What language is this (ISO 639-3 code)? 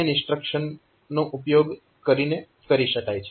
guj